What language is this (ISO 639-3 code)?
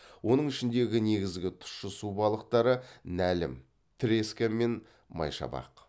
kaz